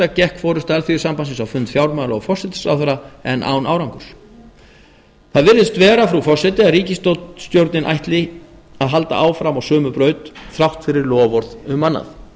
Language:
Icelandic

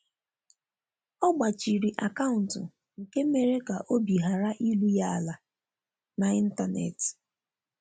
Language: Igbo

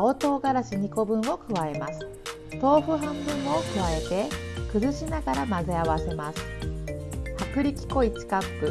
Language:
Japanese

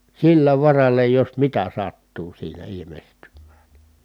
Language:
Finnish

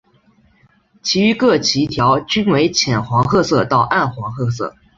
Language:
Chinese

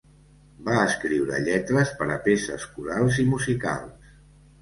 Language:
Catalan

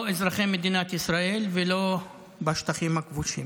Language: Hebrew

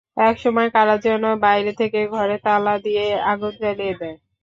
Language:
Bangla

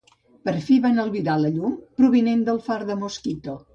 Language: Catalan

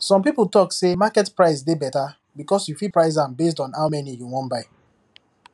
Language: Nigerian Pidgin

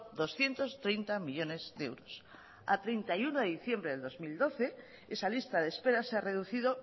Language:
Spanish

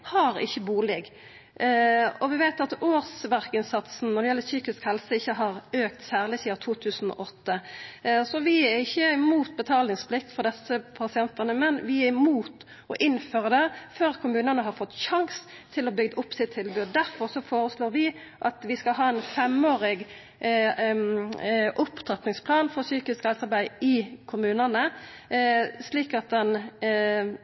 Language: Norwegian Nynorsk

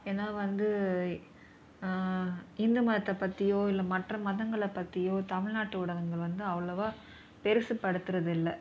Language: Tamil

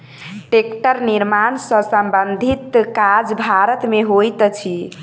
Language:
Maithili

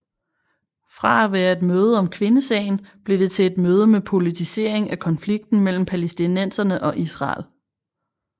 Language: Danish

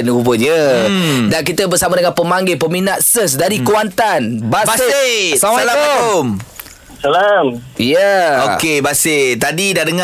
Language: Malay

